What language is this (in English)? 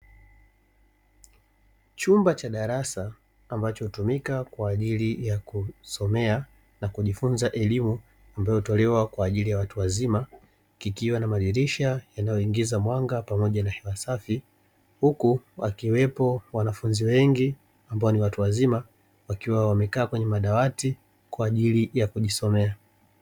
Swahili